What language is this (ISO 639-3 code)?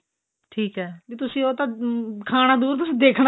pan